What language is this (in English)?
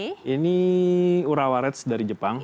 Indonesian